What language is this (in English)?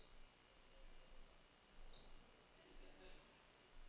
Danish